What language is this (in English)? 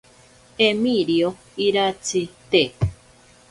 Ashéninka Perené